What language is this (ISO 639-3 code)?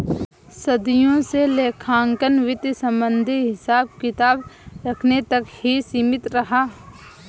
hin